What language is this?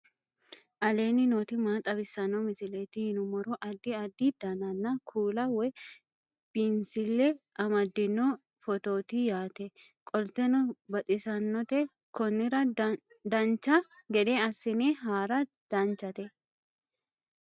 Sidamo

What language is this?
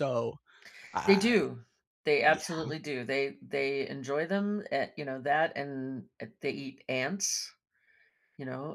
English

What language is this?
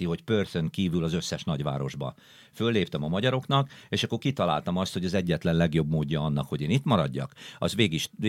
Hungarian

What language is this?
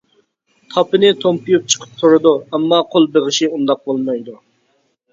Uyghur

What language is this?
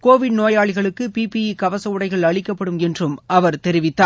Tamil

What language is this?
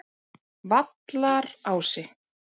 Icelandic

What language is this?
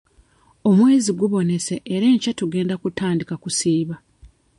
Ganda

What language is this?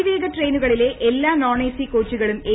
Malayalam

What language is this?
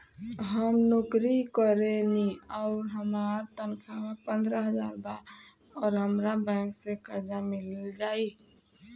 Bhojpuri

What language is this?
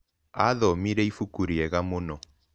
Kikuyu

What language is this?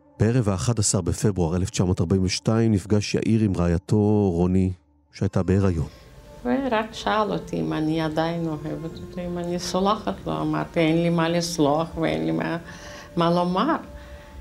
Hebrew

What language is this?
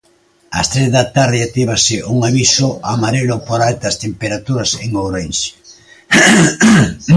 Galician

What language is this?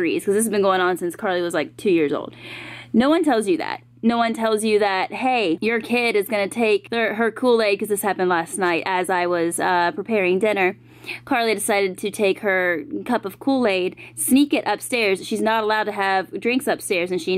English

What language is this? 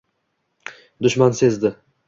Uzbek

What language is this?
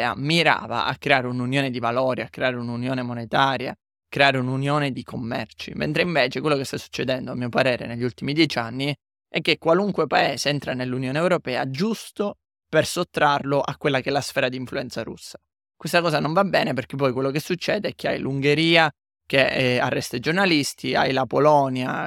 Italian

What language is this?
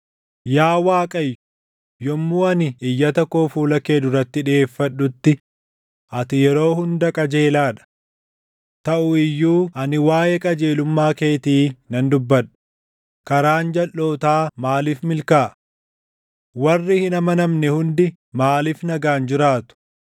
Oromo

